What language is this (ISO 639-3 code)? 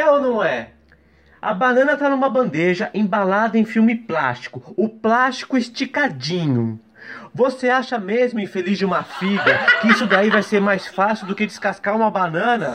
por